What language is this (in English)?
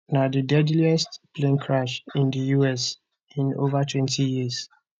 Nigerian Pidgin